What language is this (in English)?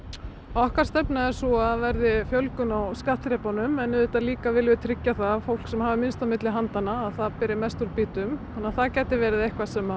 Icelandic